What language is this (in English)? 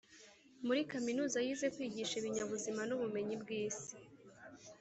Kinyarwanda